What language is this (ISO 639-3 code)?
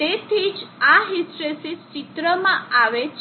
guj